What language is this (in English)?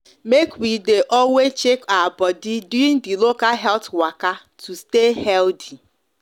Nigerian Pidgin